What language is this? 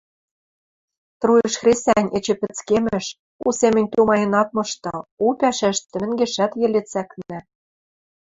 Western Mari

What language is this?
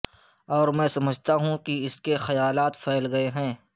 Urdu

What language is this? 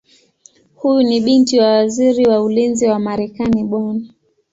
Swahili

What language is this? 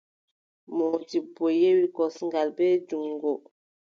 Adamawa Fulfulde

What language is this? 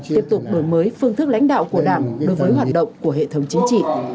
Vietnamese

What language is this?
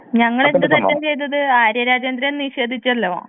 Malayalam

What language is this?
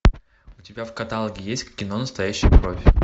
Russian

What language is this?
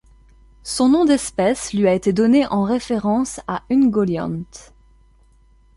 French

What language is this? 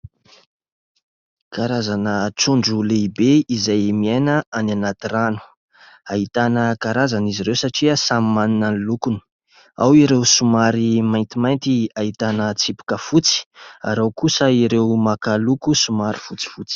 Malagasy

